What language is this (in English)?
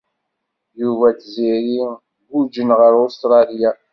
Kabyle